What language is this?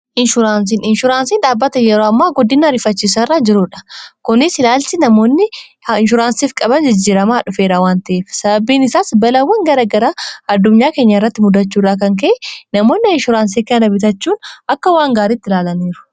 Oromo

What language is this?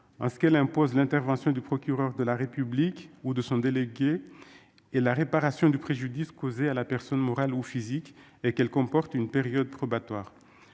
French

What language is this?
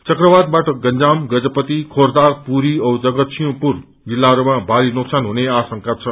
Nepali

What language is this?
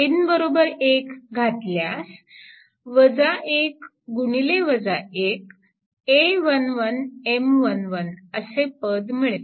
Marathi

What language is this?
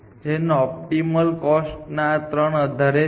Gujarati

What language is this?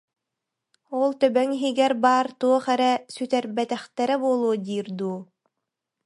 Yakut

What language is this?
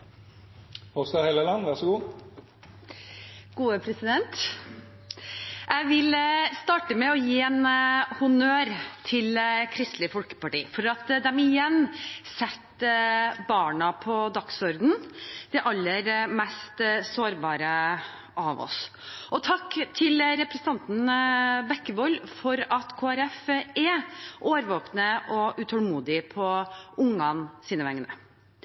Norwegian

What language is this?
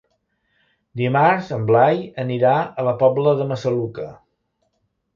Catalan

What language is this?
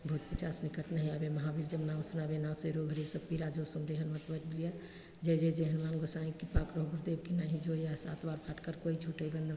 Maithili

